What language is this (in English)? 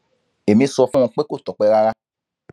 Yoruba